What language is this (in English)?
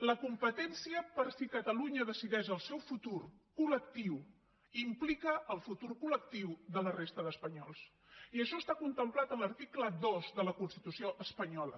Catalan